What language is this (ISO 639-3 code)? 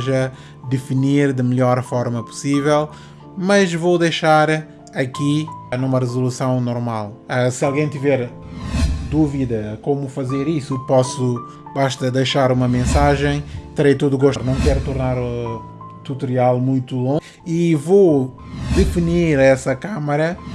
por